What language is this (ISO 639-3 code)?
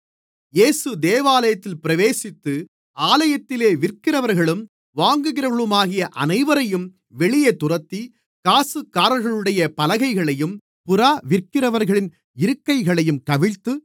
tam